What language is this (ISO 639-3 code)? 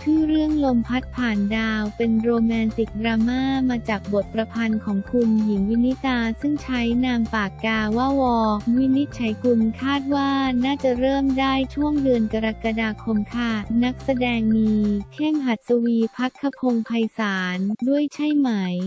tha